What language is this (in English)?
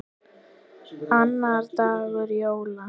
Icelandic